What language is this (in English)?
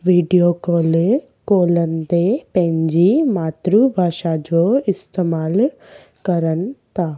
Sindhi